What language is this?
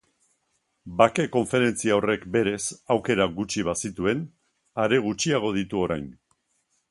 Basque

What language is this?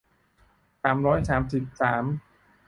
Thai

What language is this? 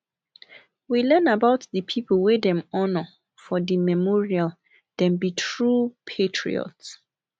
Nigerian Pidgin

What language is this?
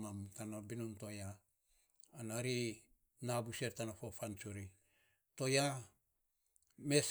Saposa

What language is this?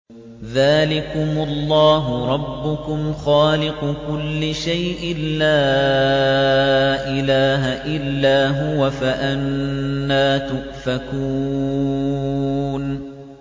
Arabic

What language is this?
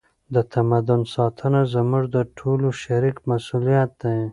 Pashto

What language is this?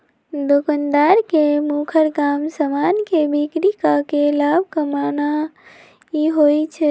Magahi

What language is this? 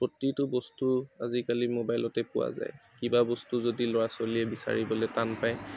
Assamese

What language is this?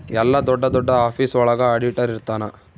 Kannada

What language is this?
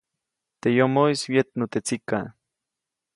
Copainalá Zoque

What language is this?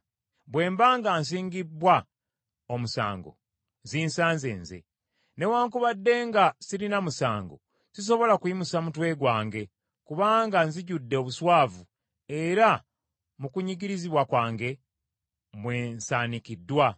Ganda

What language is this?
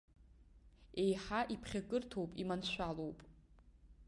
Abkhazian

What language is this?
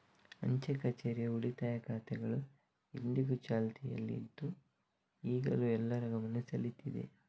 Kannada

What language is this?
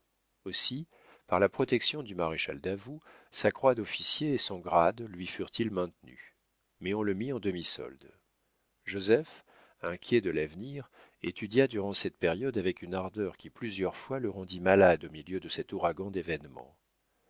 French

